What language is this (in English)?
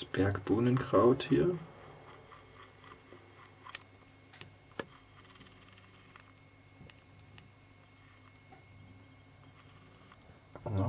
German